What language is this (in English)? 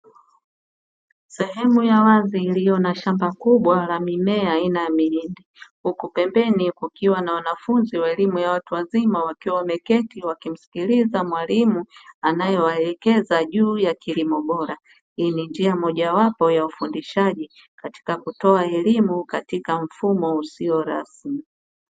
Swahili